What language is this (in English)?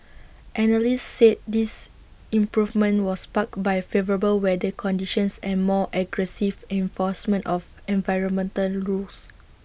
English